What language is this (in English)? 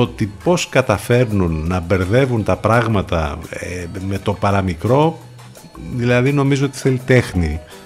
Greek